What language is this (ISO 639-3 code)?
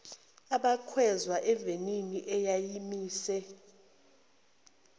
zul